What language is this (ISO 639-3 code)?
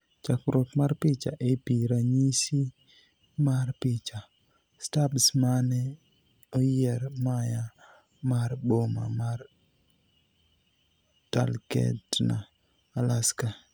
luo